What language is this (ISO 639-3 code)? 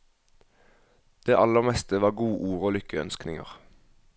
nor